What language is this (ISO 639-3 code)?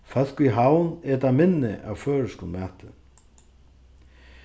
fao